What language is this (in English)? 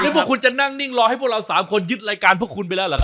Thai